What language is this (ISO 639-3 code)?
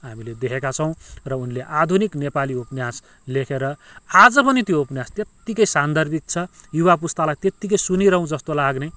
nep